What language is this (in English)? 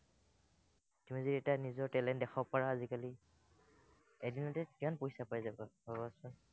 Assamese